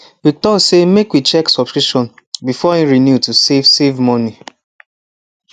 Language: Nigerian Pidgin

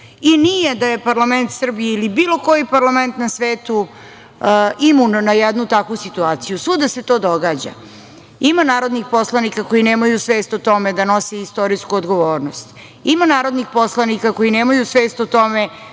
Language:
Serbian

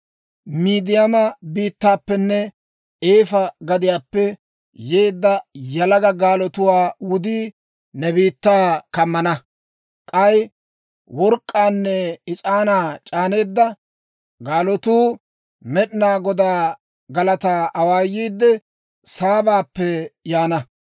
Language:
Dawro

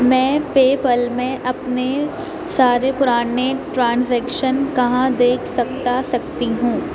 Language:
Urdu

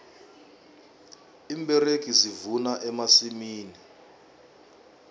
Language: South Ndebele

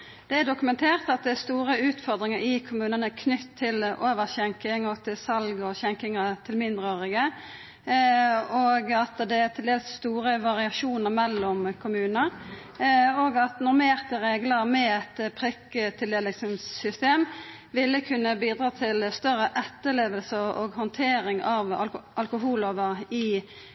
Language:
Norwegian Nynorsk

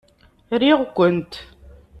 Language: Kabyle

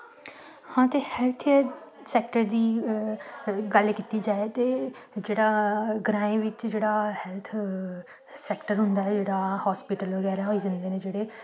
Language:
Dogri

